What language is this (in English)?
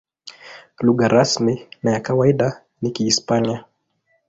Swahili